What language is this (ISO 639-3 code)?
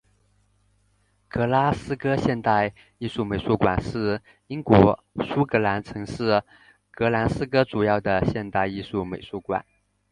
zho